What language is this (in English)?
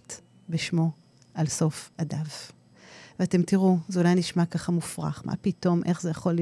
Hebrew